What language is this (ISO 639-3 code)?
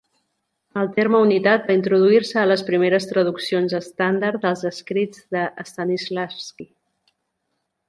cat